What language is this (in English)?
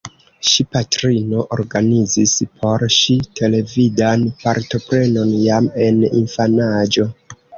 Esperanto